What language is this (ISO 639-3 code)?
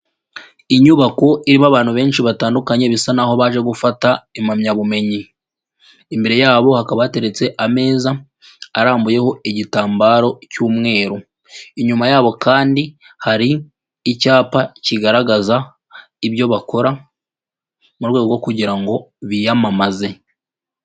kin